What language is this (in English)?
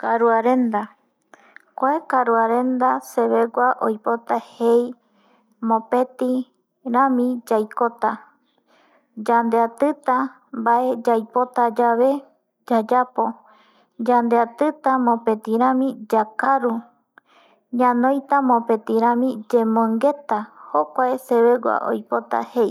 Eastern Bolivian Guaraní